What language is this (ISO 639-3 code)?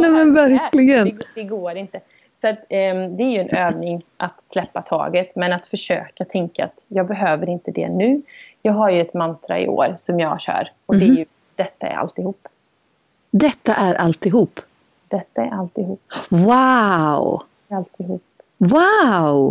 swe